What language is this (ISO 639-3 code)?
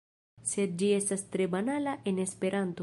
epo